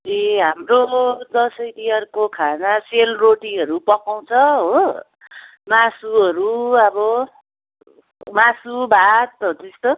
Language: Nepali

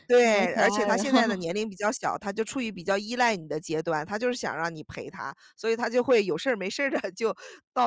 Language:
Chinese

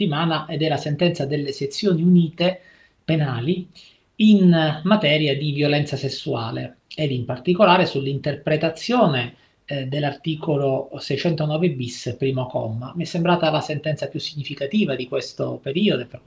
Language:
Italian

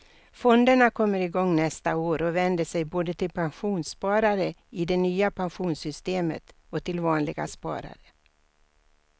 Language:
Swedish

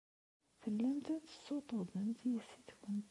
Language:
Kabyle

